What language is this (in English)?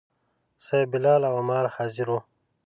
Pashto